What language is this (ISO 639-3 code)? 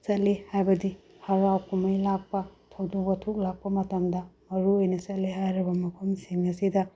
mni